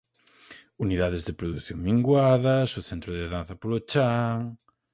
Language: Galician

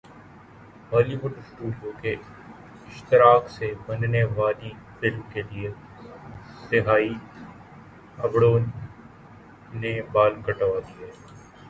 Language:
Urdu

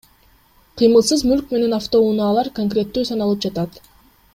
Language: Kyrgyz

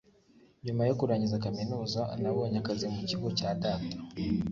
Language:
Kinyarwanda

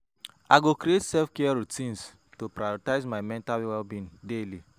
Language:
Nigerian Pidgin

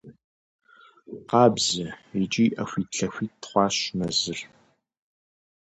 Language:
Kabardian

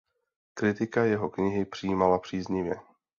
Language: Czech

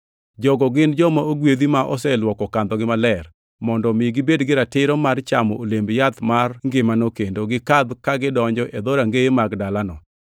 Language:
Luo (Kenya and Tanzania)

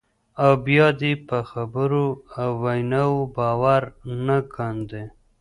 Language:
Pashto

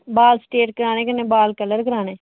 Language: Dogri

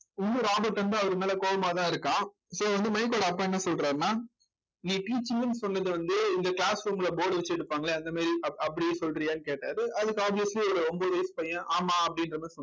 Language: Tamil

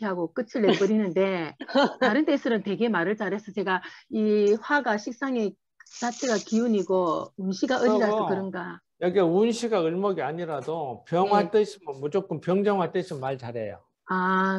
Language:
Korean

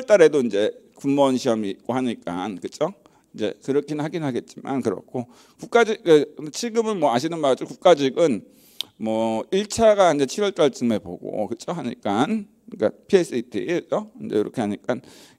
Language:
Korean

